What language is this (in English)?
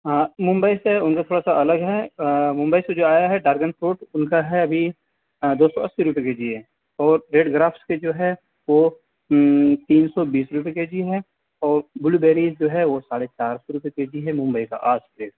Urdu